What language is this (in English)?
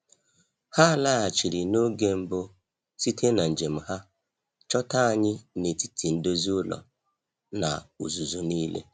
Igbo